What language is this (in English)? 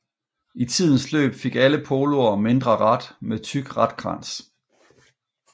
Danish